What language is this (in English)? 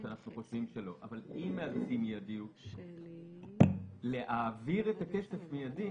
Hebrew